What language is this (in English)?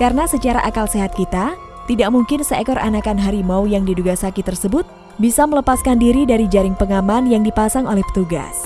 Indonesian